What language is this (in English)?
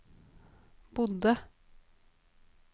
Norwegian